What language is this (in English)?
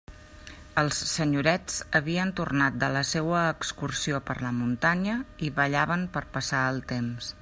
Catalan